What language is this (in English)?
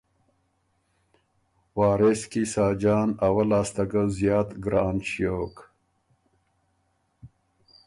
Ormuri